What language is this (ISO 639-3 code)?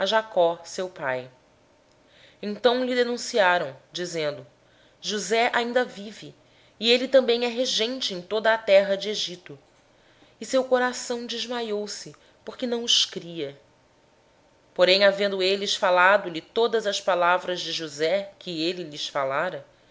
por